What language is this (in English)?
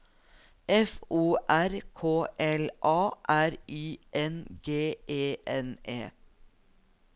Norwegian